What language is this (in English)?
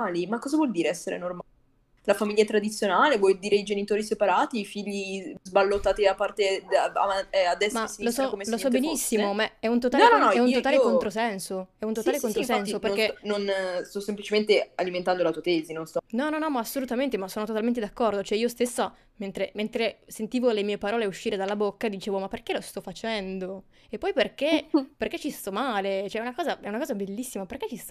Italian